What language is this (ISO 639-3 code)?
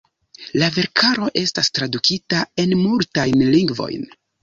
epo